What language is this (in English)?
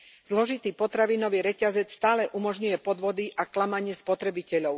Slovak